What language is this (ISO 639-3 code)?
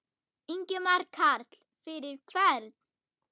isl